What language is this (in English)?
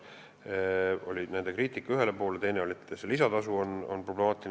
Estonian